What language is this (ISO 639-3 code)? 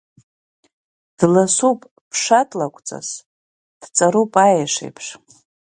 abk